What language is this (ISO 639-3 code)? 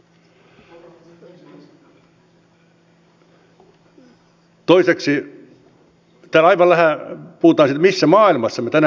fin